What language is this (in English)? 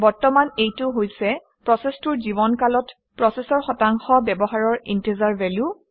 Assamese